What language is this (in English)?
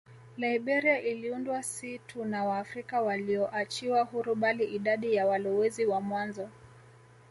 Swahili